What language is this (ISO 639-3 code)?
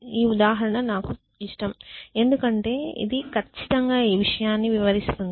tel